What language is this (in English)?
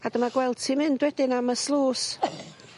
Welsh